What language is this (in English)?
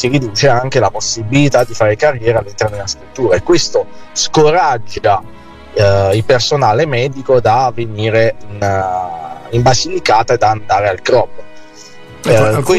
Italian